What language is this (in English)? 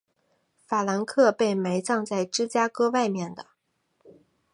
Chinese